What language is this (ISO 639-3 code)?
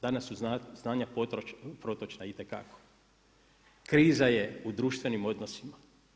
hrv